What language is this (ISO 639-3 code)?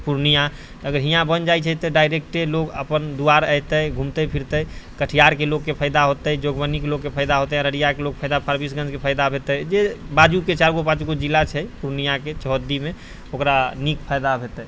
mai